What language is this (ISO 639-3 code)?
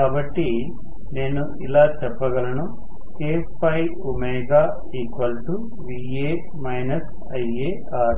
tel